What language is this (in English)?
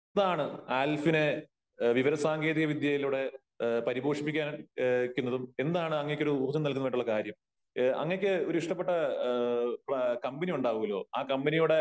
Malayalam